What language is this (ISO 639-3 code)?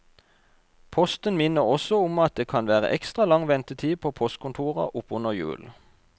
nor